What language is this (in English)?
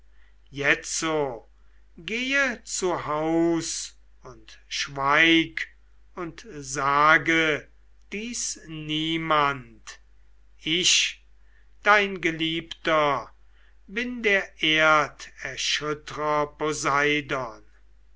German